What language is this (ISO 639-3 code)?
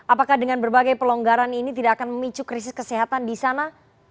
ind